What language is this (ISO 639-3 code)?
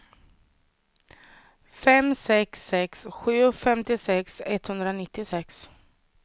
swe